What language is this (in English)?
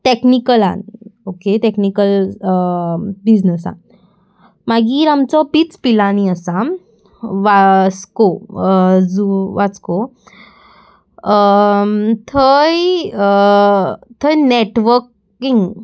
Konkani